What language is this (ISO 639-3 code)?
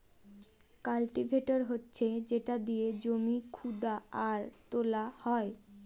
ben